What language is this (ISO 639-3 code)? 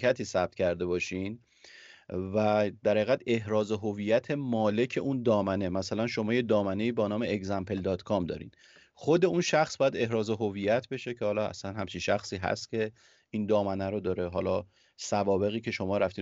fas